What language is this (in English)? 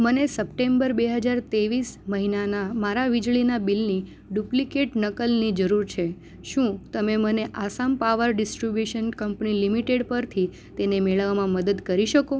Gujarati